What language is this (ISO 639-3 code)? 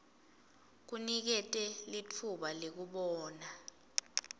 ssw